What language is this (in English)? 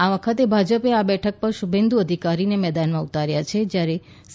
Gujarati